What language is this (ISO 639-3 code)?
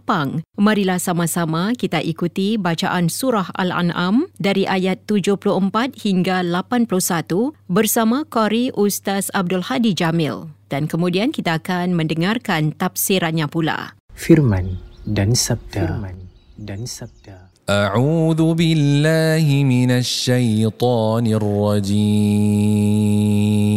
msa